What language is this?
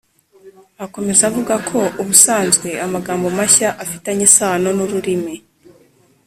Kinyarwanda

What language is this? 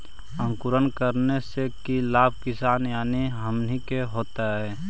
Magahi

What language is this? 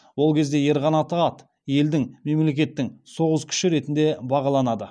Kazakh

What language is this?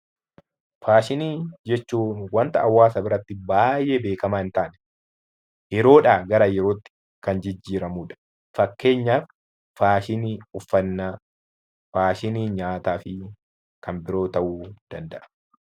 Oromo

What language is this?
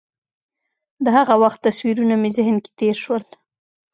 Pashto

